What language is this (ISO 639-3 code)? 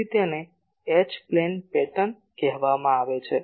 guj